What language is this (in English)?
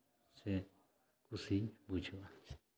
Santali